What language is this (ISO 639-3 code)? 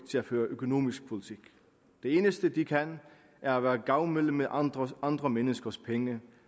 dan